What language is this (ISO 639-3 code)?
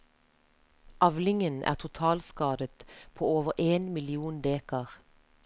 nor